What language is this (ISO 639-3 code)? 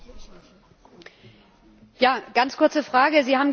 deu